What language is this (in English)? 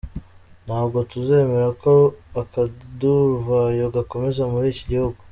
Kinyarwanda